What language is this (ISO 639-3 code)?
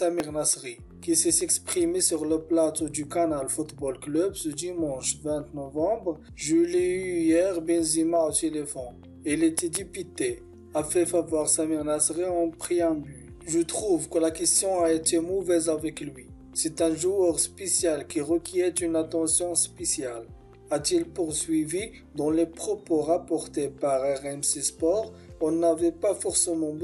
fra